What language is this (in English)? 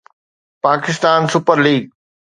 Sindhi